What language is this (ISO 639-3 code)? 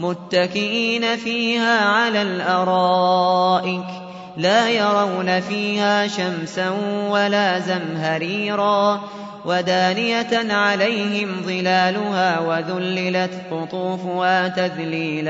ara